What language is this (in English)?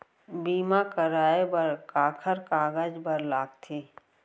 Chhattisgarhi